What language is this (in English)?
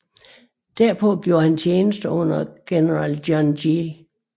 Danish